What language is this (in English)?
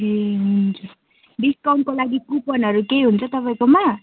Nepali